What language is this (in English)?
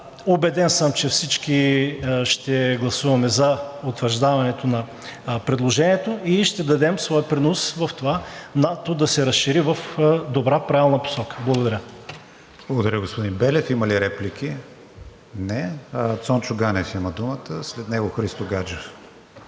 Bulgarian